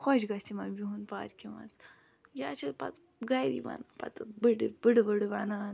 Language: Kashmiri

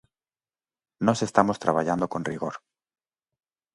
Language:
Galician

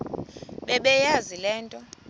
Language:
Xhosa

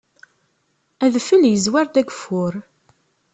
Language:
Kabyle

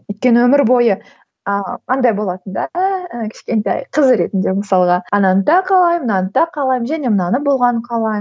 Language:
Kazakh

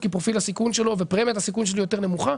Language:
Hebrew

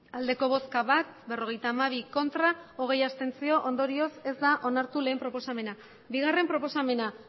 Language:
Basque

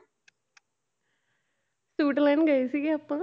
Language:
Punjabi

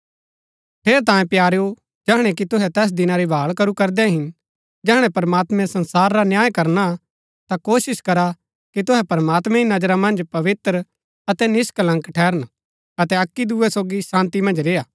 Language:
Gaddi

